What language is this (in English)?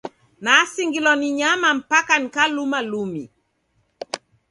Taita